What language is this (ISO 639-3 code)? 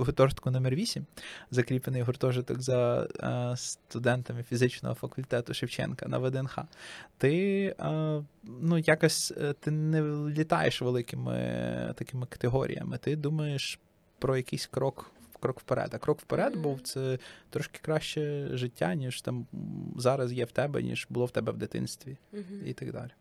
ukr